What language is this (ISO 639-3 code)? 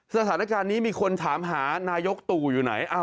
tha